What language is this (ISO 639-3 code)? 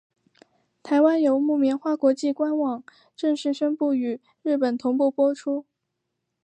zho